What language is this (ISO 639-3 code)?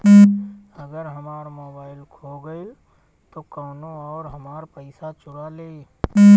bho